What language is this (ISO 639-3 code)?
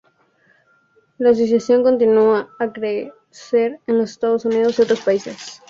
spa